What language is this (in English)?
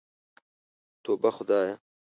Pashto